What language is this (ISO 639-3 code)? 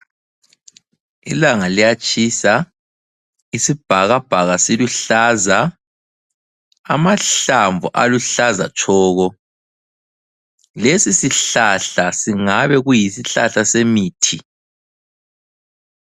nde